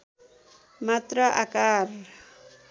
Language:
Nepali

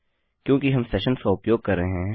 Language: Hindi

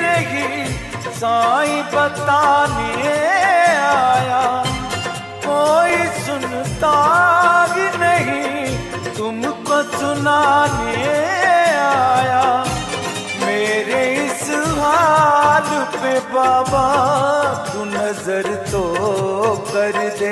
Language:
Hindi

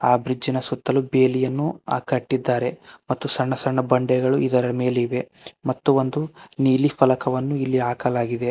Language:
Kannada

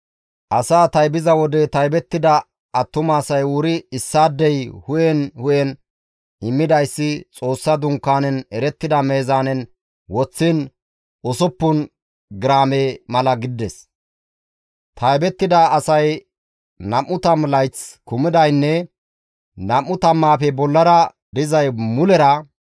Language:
Gamo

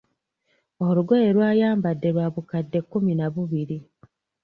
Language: Ganda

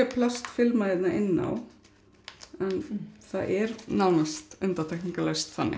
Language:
Icelandic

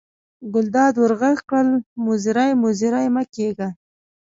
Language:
Pashto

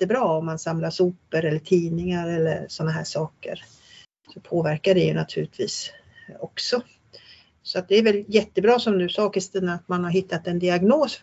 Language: Swedish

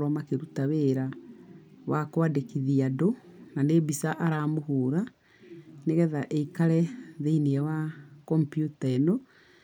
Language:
Kikuyu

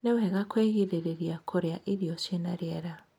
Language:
Kikuyu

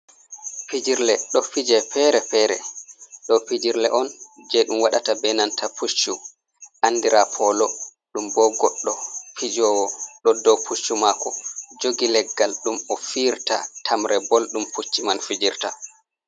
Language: Fula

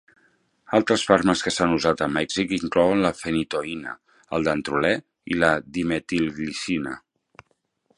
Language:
Catalan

